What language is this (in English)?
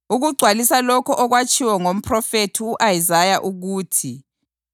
North Ndebele